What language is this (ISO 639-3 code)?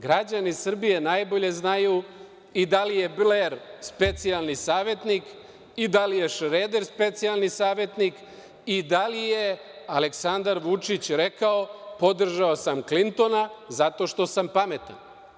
srp